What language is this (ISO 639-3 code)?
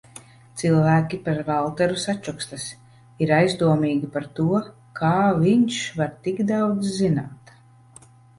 lav